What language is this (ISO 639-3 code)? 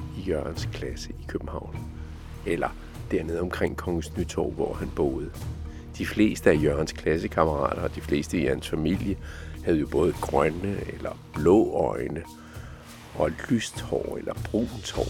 dan